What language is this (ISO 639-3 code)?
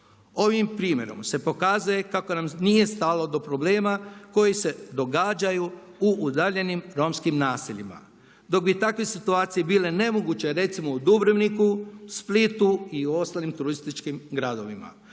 hrv